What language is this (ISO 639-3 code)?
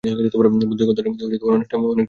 ben